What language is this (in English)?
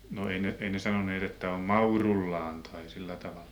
Finnish